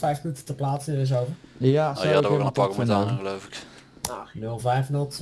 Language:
Dutch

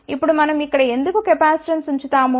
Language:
Telugu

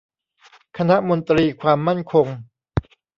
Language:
Thai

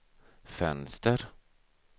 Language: Swedish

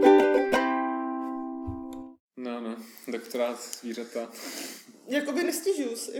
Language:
Czech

